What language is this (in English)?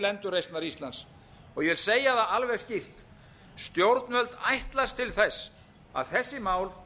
Icelandic